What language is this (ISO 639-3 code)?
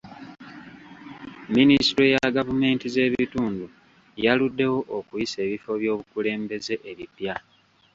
lug